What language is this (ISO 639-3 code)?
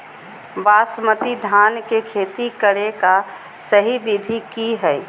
mag